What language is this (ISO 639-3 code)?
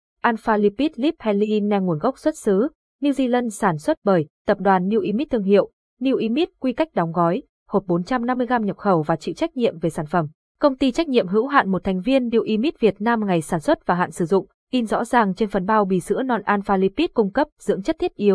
vie